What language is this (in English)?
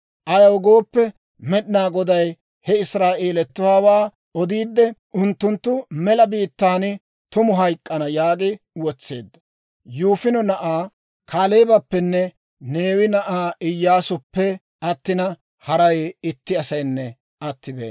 Dawro